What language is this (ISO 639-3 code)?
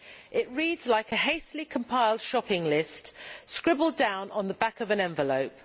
eng